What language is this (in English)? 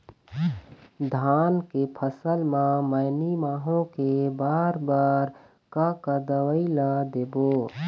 Chhattisgarhi